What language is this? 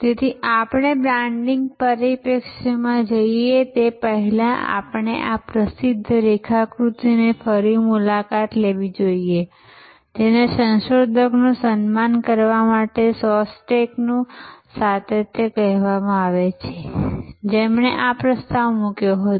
Gujarati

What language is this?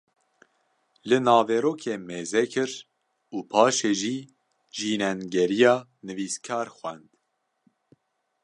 Kurdish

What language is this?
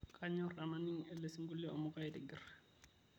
Masai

